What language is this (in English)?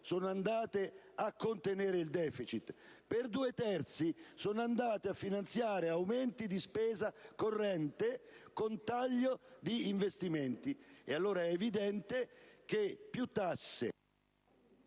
Italian